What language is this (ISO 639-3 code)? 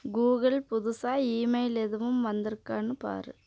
tam